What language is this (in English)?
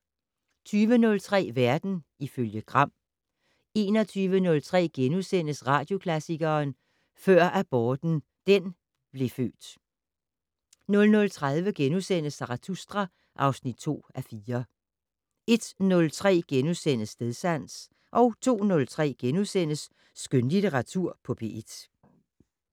Danish